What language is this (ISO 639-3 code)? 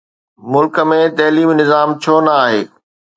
snd